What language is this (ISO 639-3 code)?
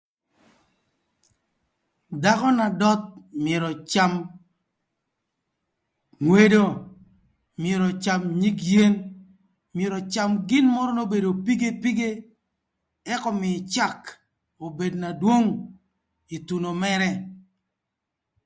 lth